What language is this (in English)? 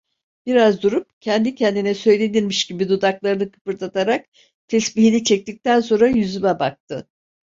Turkish